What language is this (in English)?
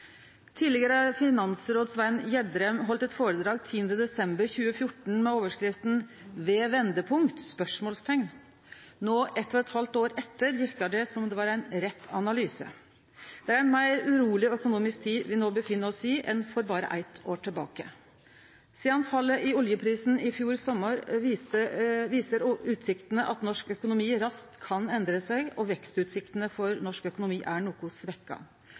Norwegian Nynorsk